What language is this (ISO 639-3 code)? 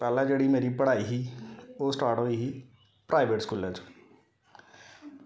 doi